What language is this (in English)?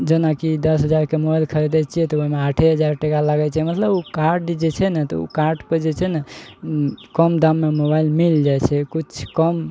Maithili